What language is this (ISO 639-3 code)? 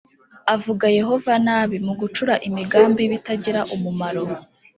kin